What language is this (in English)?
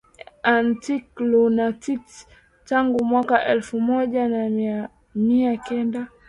Swahili